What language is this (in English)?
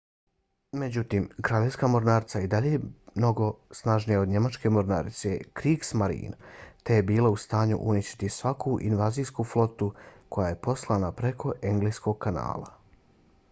Bosnian